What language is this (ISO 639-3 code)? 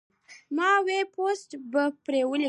pus